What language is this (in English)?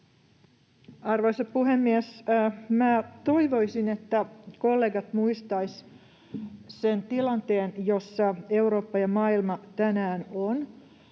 Finnish